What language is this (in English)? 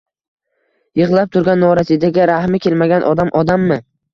Uzbek